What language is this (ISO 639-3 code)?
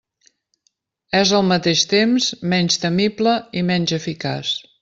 cat